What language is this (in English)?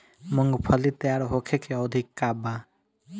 Bhojpuri